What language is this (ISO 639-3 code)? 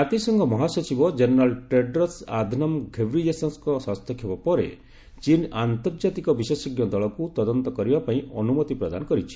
ori